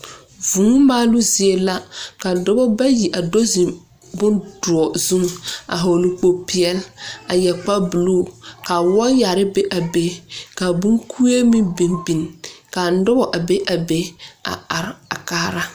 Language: Southern Dagaare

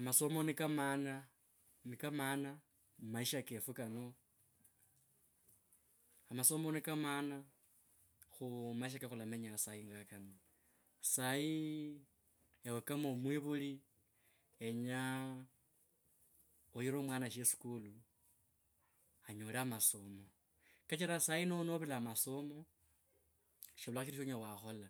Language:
Kabras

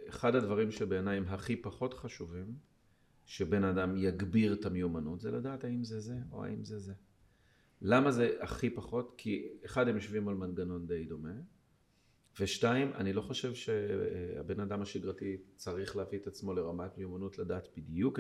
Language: Hebrew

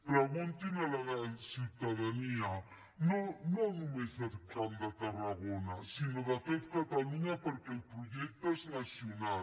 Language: Catalan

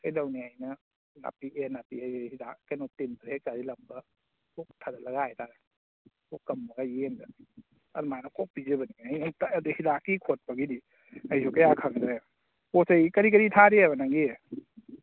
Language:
Manipuri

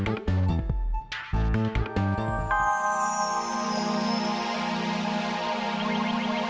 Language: Indonesian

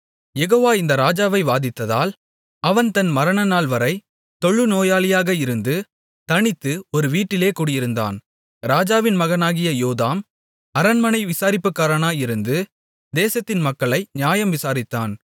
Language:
Tamil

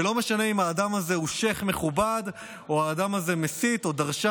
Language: Hebrew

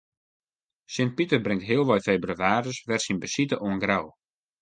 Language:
Western Frisian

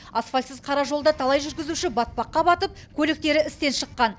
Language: Kazakh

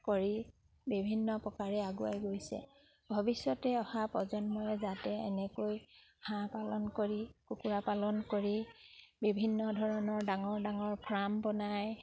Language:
Assamese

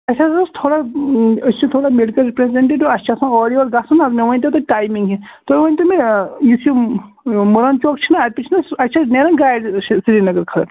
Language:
Kashmiri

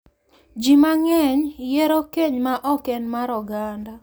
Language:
Luo (Kenya and Tanzania)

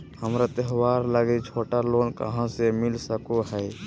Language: Magahi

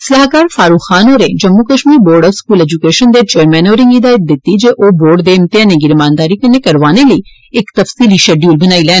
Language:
Dogri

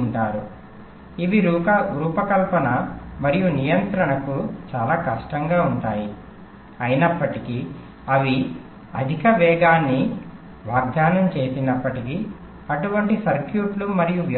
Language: Telugu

